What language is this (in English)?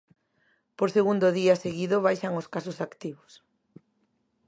Galician